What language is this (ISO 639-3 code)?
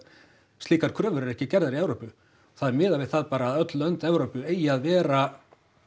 isl